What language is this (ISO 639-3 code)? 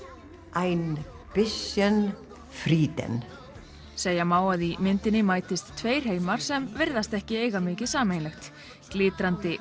isl